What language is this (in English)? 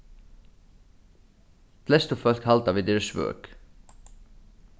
Faroese